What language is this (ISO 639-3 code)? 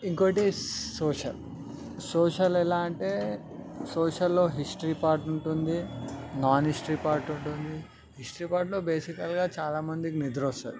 tel